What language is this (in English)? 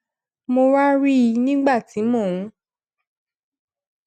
Yoruba